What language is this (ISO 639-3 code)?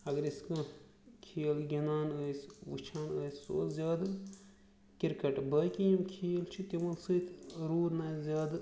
kas